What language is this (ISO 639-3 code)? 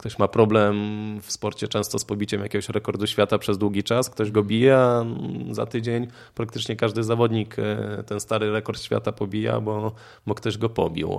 pol